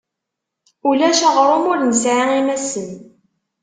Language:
Kabyle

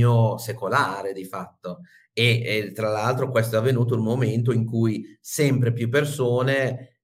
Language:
Italian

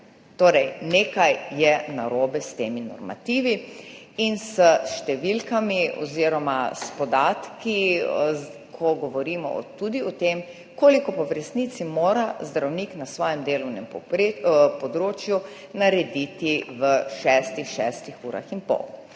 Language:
Slovenian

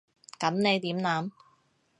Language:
Cantonese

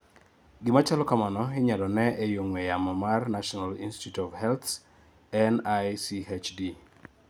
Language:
Luo (Kenya and Tanzania)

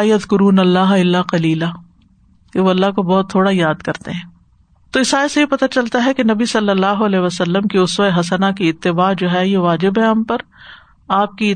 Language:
Urdu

